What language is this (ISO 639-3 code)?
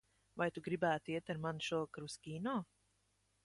lav